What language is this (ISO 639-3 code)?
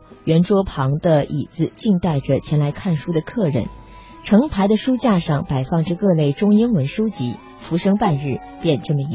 zho